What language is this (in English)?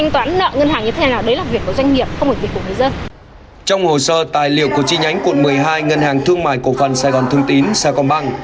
Vietnamese